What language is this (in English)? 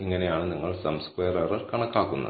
Malayalam